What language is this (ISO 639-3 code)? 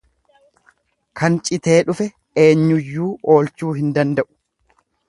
orm